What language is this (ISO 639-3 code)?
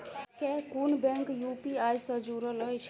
mai